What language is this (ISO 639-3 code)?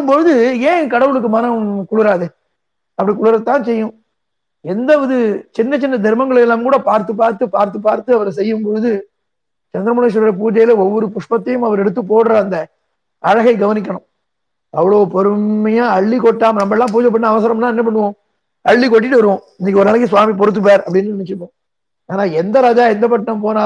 tam